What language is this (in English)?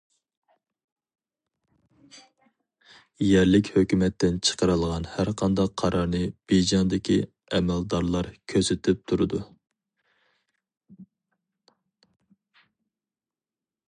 Uyghur